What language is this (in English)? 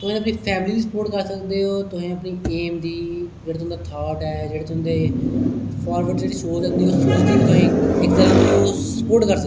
Dogri